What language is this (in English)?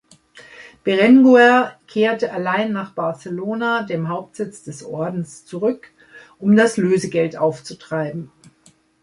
German